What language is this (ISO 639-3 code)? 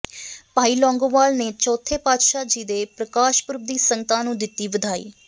pan